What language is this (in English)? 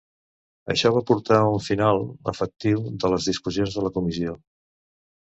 Catalan